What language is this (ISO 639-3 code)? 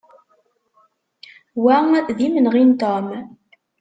kab